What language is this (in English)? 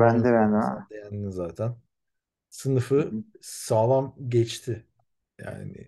Turkish